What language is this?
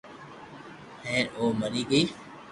Loarki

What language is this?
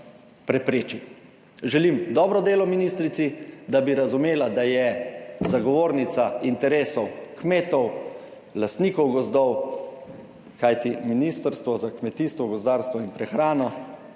Slovenian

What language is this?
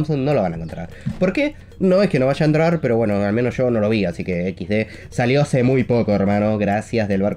Spanish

